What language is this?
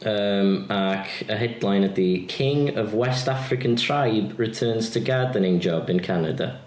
Welsh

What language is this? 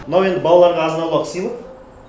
Kazakh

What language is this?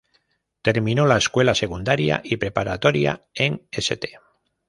Spanish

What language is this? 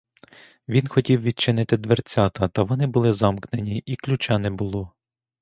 Ukrainian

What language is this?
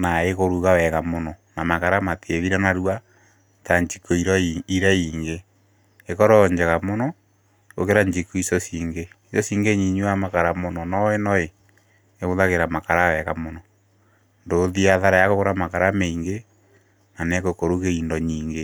Kikuyu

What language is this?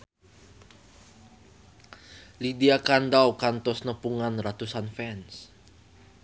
Sundanese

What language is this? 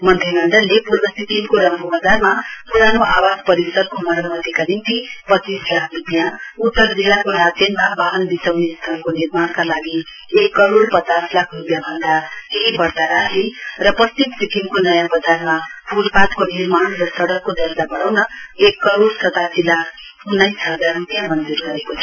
Nepali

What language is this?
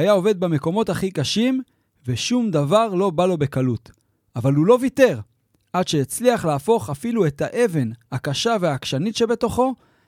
Hebrew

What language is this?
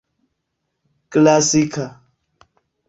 Esperanto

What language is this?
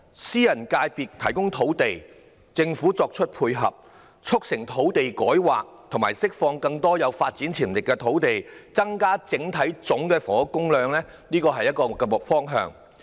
Cantonese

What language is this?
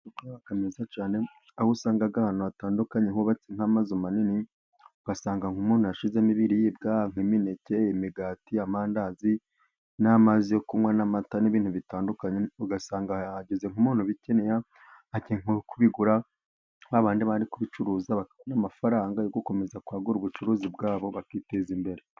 Kinyarwanda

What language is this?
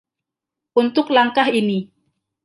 Indonesian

